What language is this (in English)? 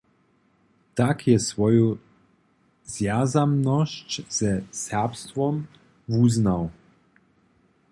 Upper Sorbian